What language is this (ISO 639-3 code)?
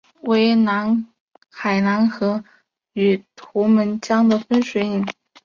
zho